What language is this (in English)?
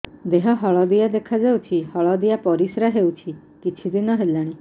Odia